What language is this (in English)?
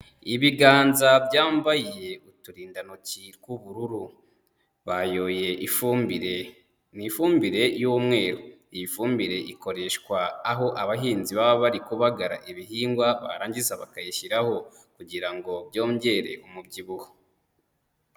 Kinyarwanda